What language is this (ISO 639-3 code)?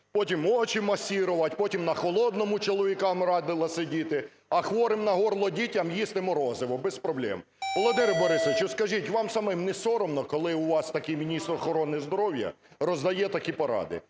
ukr